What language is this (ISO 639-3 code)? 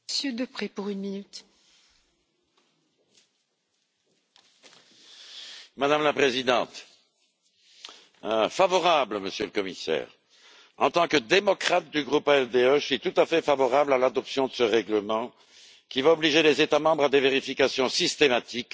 fra